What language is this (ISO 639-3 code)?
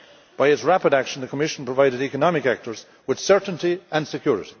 eng